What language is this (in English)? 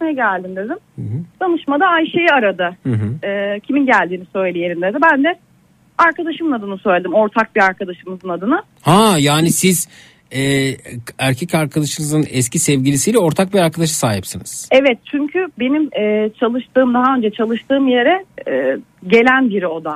Turkish